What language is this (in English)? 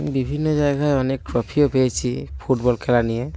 Bangla